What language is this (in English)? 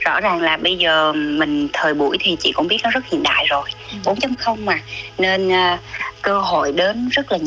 Vietnamese